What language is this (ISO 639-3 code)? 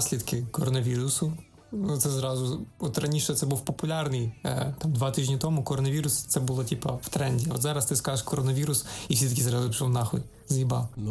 ukr